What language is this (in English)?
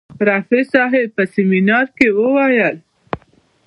Pashto